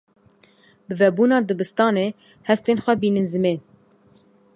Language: Kurdish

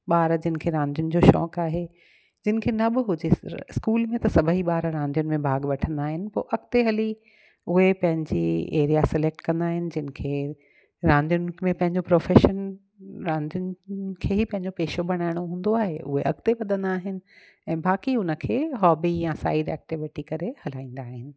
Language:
Sindhi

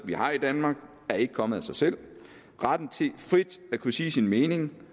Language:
Danish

